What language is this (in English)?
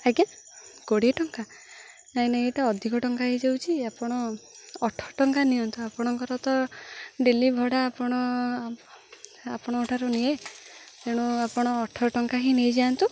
Odia